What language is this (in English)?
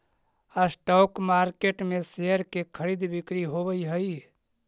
Magahi